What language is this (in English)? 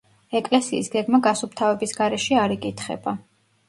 Georgian